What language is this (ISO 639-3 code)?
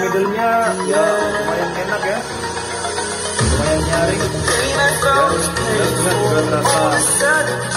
ind